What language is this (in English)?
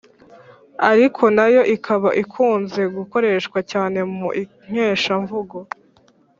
Kinyarwanda